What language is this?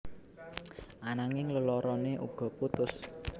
Javanese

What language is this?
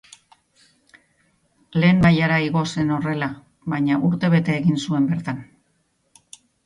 Basque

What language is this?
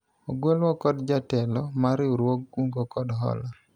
Luo (Kenya and Tanzania)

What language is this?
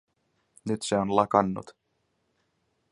Finnish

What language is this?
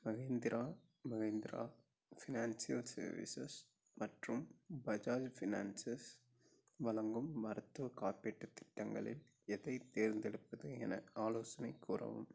Tamil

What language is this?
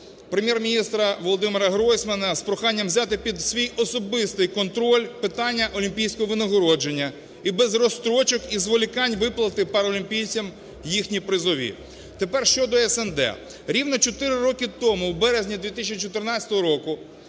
Ukrainian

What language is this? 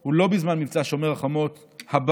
Hebrew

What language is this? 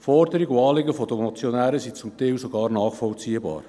Swiss German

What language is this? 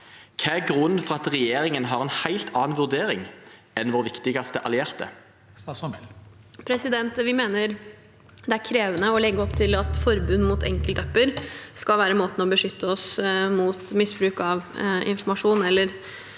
Norwegian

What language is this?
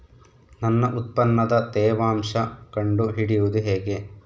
Kannada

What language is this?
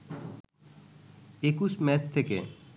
Bangla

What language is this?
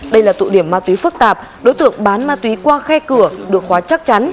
Vietnamese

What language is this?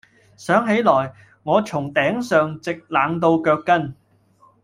Cantonese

